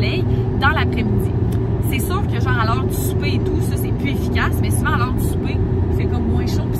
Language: French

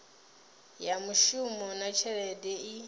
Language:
Venda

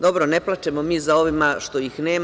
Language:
Serbian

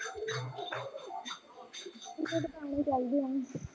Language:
Punjabi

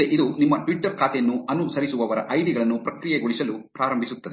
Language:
Kannada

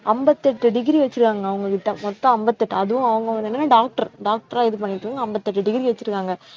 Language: Tamil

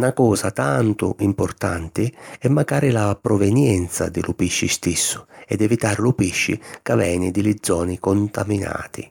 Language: Sicilian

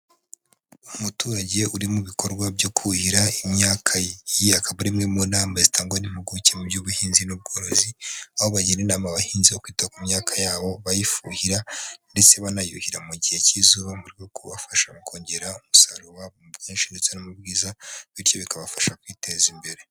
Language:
Kinyarwanda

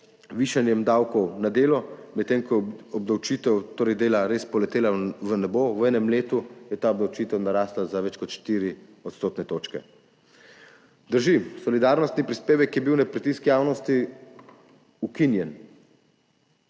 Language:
Slovenian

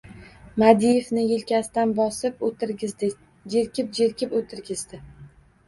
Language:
Uzbek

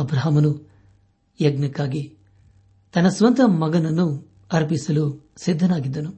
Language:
Kannada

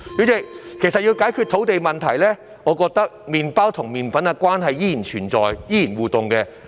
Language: Cantonese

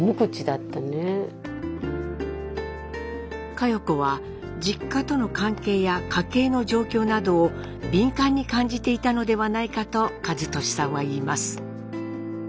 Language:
Japanese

